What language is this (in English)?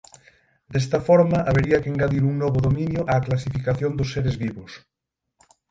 Galician